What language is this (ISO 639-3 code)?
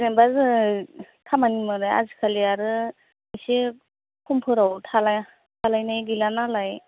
brx